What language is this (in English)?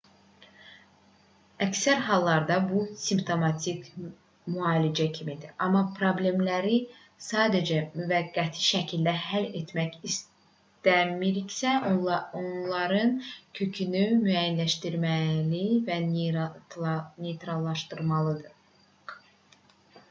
Azerbaijani